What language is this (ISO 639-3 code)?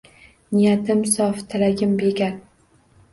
uzb